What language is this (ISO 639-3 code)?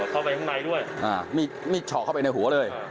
tha